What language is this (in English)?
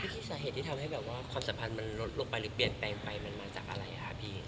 Thai